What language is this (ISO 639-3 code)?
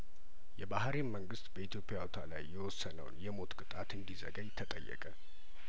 amh